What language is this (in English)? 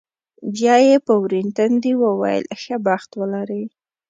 Pashto